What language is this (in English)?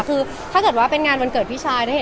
Thai